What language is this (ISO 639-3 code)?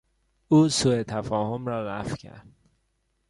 fas